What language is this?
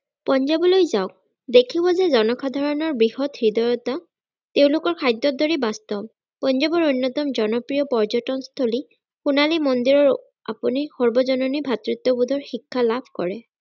Assamese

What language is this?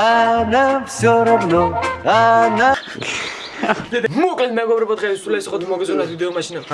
Dutch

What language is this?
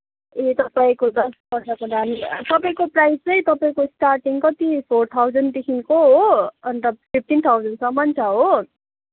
Nepali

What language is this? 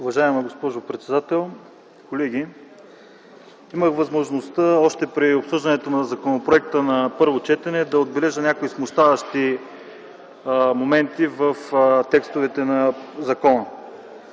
Bulgarian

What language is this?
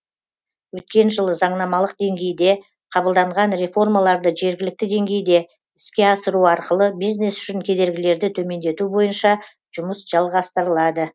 Kazakh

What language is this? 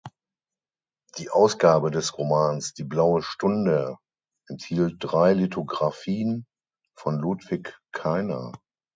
German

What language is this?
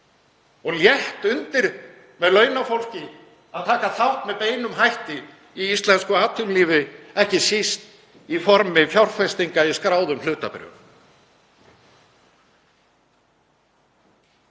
Icelandic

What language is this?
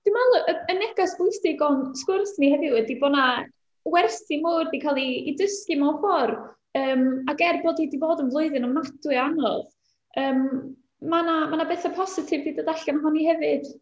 Welsh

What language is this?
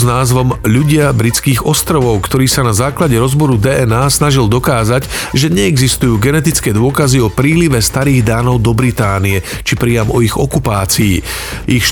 Slovak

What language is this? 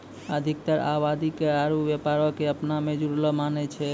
Maithili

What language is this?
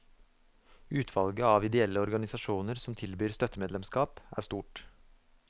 Norwegian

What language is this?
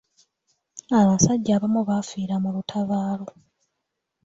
Ganda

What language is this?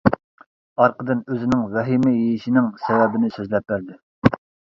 Uyghur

